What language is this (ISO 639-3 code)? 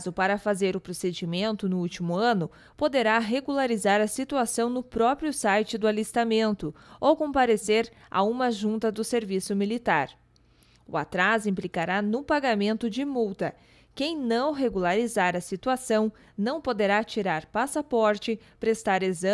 por